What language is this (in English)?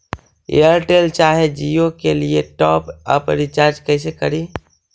Magahi